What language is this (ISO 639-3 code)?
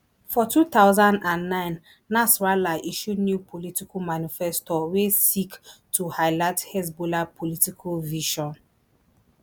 pcm